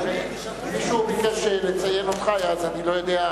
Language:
Hebrew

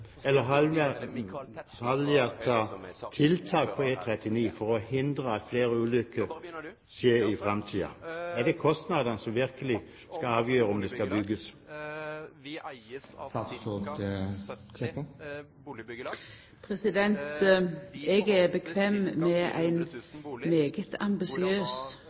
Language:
Norwegian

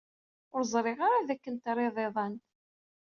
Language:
Kabyle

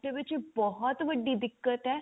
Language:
Punjabi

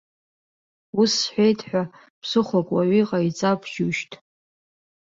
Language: Abkhazian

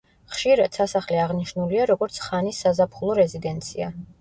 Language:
Georgian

